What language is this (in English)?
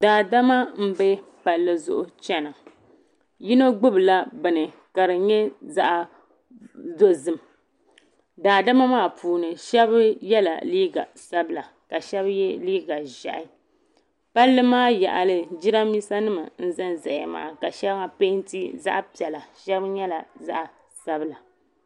Dagbani